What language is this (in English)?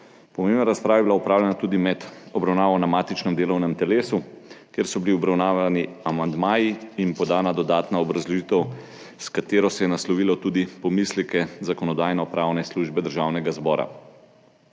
Slovenian